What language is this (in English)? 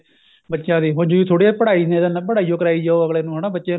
Punjabi